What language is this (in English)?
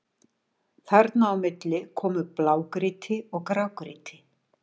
Icelandic